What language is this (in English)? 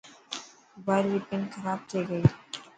Dhatki